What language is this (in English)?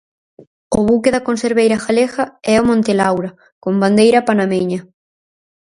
Galician